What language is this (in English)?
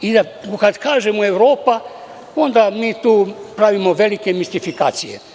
Serbian